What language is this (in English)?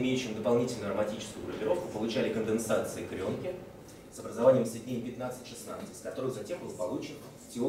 Russian